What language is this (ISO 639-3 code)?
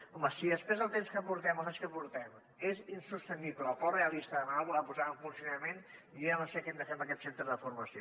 cat